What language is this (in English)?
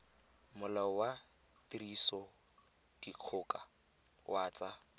Tswana